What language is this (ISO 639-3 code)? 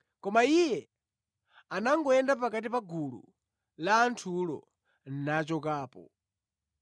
nya